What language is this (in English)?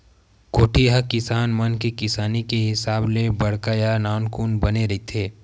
Chhattisgarhi